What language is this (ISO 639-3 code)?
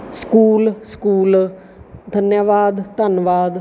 pan